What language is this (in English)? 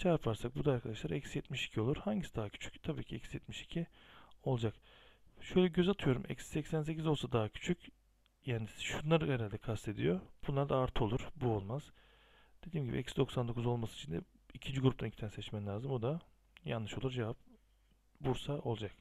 Turkish